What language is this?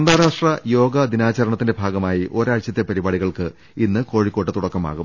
Malayalam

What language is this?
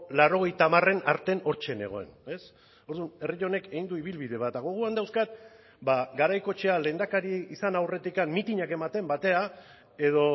Basque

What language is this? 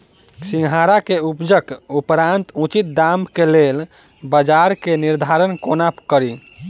Maithili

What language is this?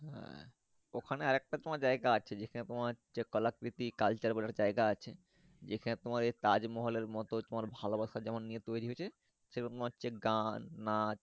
Bangla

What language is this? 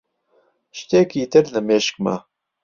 Central Kurdish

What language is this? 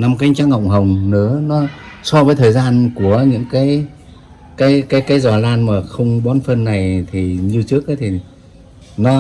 Vietnamese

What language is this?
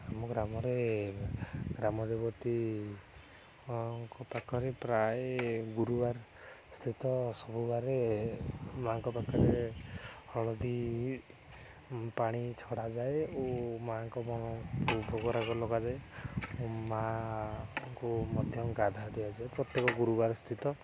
Odia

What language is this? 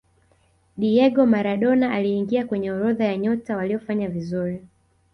Swahili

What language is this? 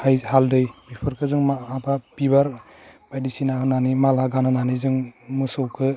Bodo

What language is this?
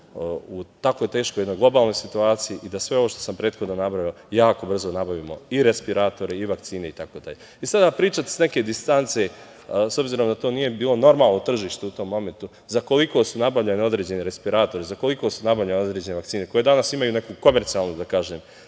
Serbian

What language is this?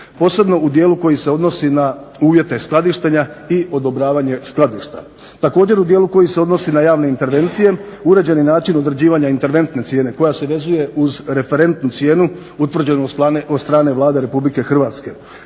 Croatian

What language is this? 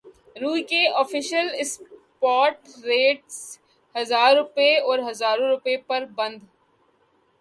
Urdu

